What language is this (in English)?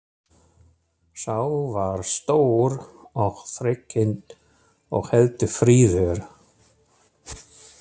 Icelandic